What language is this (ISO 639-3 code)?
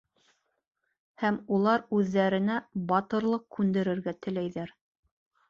bak